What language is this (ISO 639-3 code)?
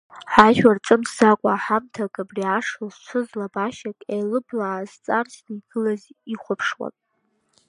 abk